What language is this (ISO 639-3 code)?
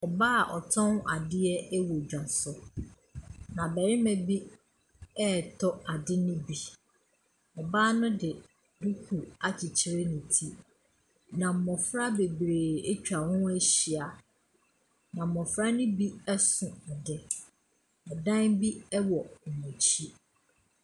aka